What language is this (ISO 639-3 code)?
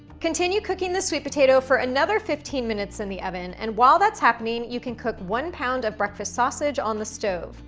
eng